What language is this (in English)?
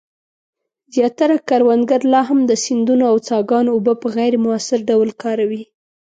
Pashto